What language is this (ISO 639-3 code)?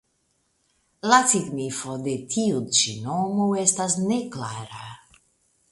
epo